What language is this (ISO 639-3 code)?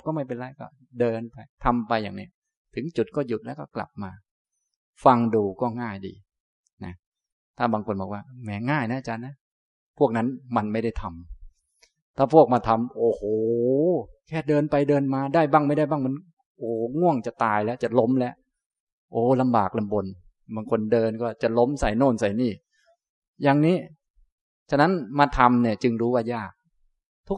tha